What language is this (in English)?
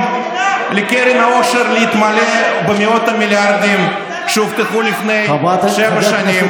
Hebrew